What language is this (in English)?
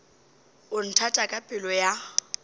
Northern Sotho